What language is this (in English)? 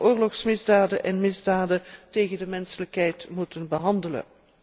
Dutch